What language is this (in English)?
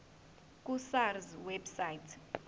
Zulu